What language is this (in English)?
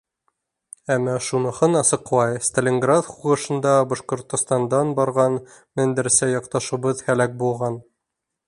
Bashkir